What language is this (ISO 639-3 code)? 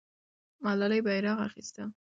pus